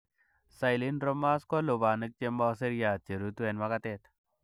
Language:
Kalenjin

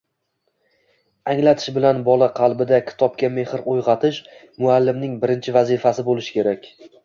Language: Uzbek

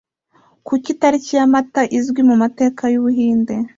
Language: Kinyarwanda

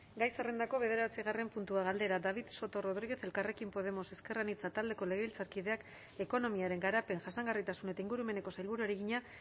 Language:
Basque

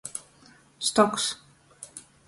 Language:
Latgalian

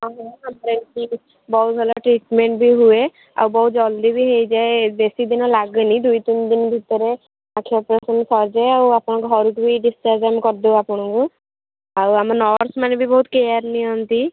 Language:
Odia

